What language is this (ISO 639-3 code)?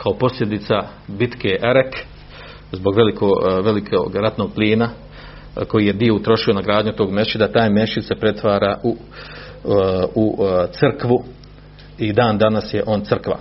hrv